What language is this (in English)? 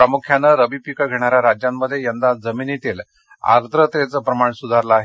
Marathi